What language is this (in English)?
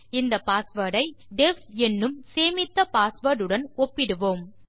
Tamil